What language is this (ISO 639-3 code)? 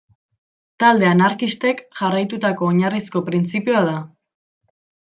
eus